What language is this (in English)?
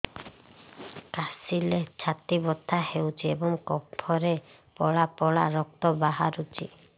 Odia